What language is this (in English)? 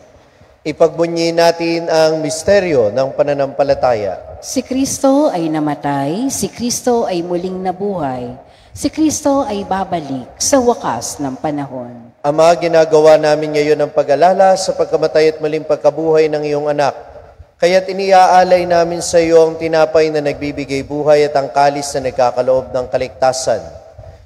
Filipino